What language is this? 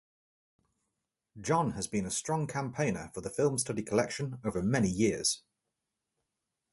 English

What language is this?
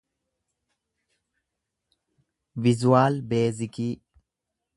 Oromo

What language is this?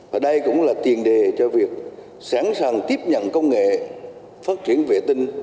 Vietnamese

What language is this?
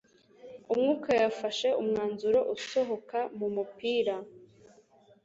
Kinyarwanda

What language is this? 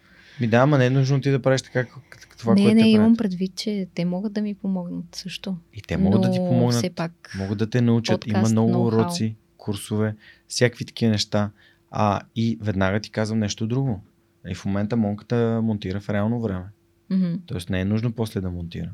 Bulgarian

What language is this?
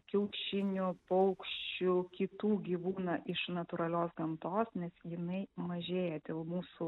Lithuanian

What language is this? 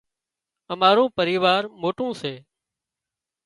Wadiyara Koli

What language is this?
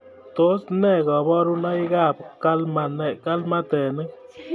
Kalenjin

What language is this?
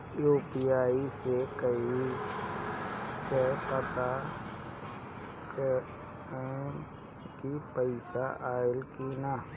Bhojpuri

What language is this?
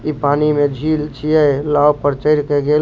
Maithili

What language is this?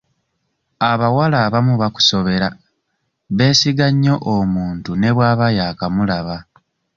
Ganda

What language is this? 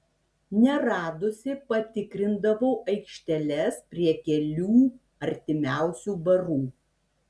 Lithuanian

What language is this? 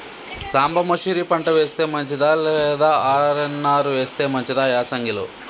Telugu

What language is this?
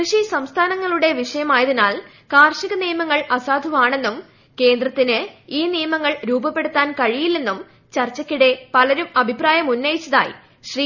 Malayalam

